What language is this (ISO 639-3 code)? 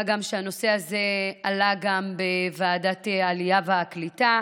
heb